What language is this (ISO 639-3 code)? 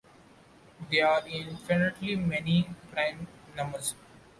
eng